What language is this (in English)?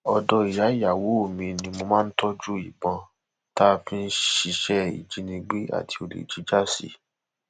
Yoruba